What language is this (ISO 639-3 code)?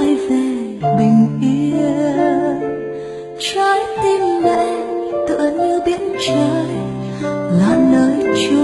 vie